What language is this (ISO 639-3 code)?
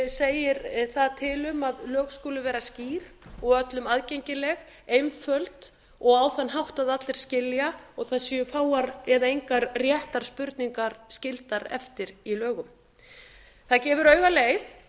isl